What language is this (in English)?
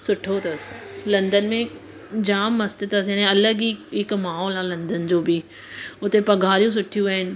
Sindhi